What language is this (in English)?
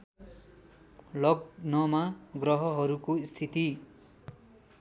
Nepali